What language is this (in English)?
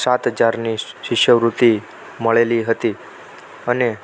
Gujarati